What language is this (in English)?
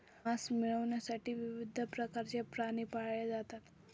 Marathi